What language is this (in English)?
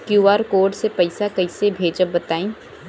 Bhojpuri